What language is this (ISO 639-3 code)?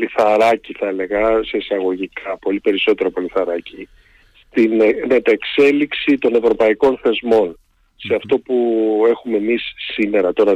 ell